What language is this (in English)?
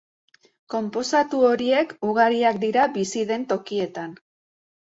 Basque